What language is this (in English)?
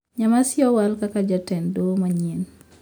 Luo (Kenya and Tanzania)